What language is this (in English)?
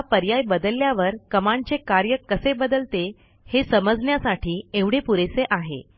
Marathi